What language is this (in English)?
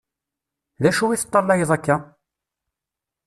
Kabyle